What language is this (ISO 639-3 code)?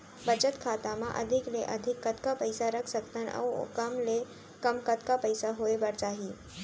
hne